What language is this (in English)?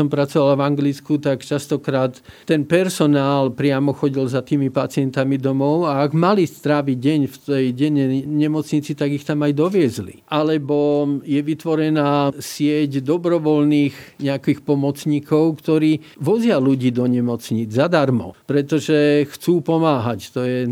Slovak